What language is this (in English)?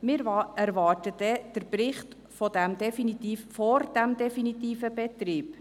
Swiss German